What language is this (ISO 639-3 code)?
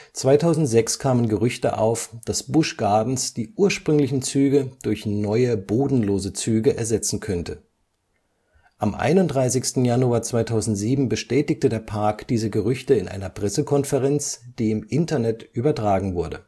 deu